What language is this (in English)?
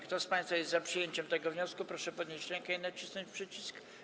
Polish